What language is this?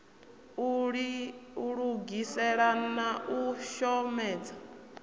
Venda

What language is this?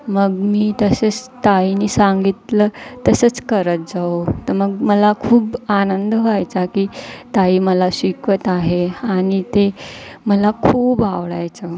Marathi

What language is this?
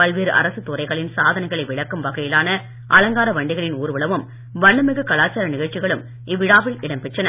Tamil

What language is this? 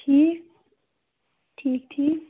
Kashmiri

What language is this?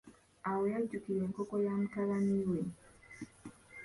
Ganda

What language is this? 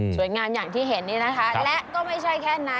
Thai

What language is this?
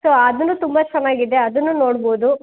Kannada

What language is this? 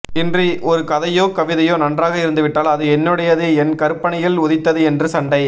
Tamil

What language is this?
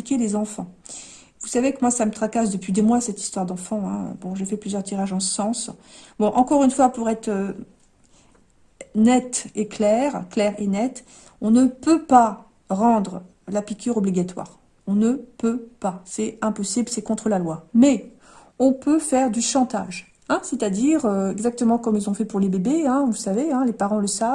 French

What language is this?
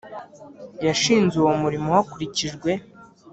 Kinyarwanda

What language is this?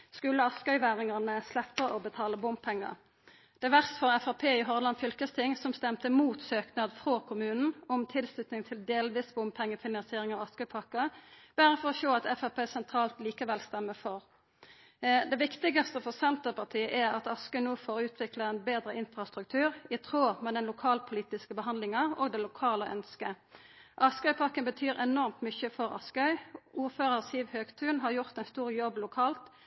Norwegian Nynorsk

